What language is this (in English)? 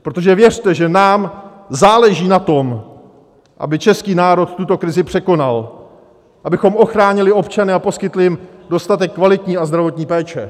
Czech